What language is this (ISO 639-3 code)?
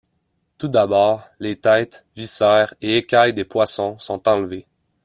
fra